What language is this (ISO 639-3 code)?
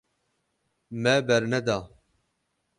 kur